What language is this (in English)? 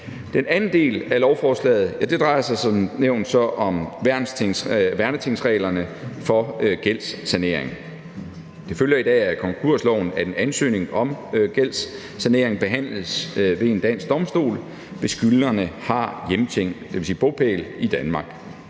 Danish